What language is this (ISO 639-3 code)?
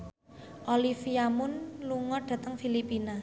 jav